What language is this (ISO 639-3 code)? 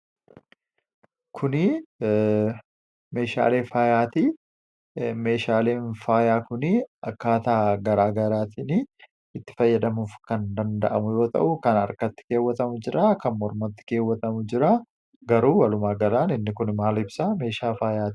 orm